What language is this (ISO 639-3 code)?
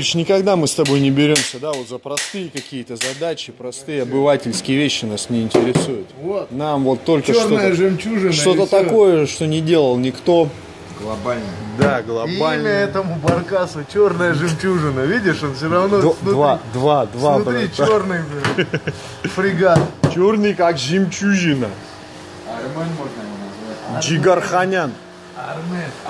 rus